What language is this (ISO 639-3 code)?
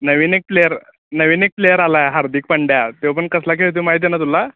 mar